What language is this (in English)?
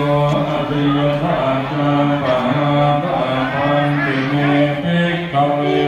Thai